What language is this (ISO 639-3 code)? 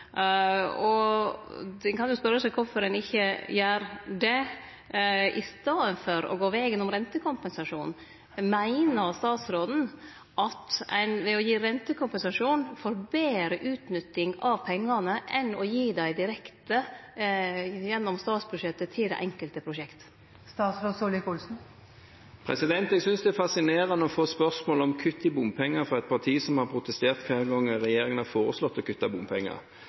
nor